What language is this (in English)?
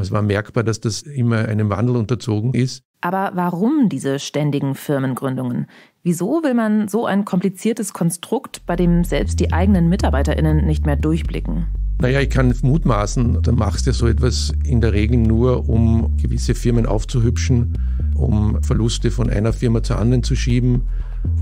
German